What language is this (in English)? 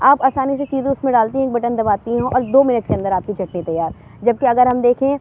Urdu